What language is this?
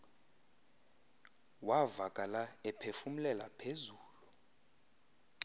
Xhosa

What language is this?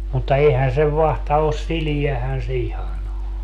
Finnish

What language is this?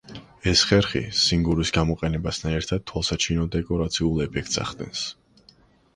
Georgian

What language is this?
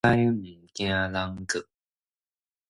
Min Nan Chinese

